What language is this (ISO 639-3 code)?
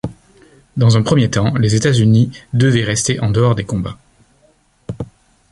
fra